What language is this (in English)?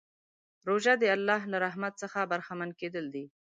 Pashto